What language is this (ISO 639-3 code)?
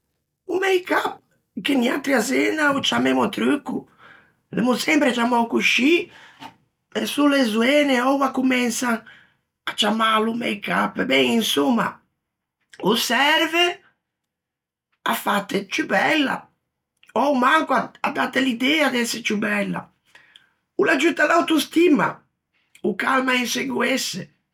lij